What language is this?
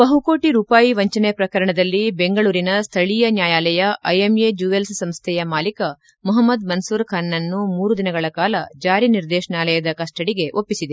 Kannada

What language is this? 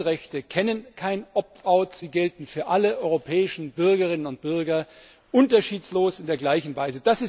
German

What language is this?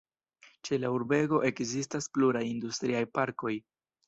Esperanto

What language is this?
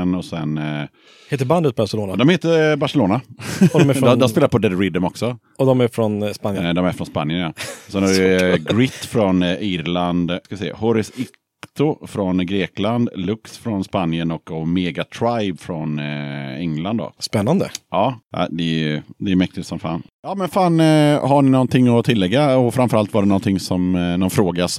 Swedish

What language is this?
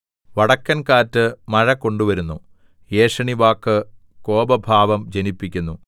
Malayalam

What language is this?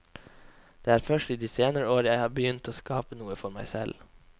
Norwegian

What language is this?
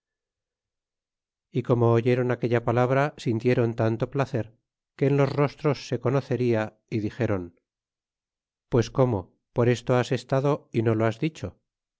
Spanish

